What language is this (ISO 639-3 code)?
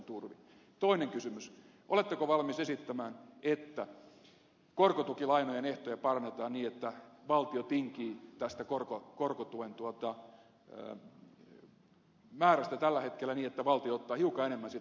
fin